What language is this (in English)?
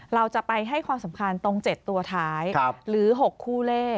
Thai